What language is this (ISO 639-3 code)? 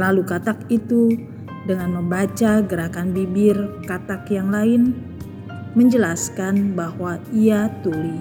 ind